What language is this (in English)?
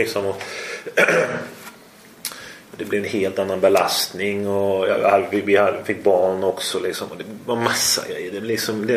Swedish